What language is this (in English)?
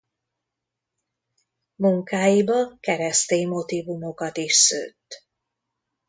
Hungarian